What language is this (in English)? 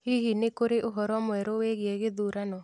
Kikuyu